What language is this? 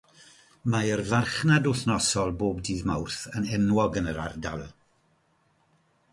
Welsh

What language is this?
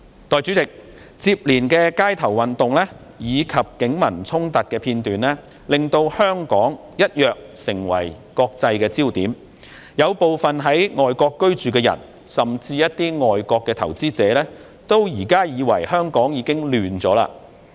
Cantonese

